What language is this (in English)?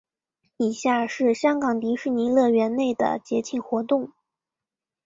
Chinese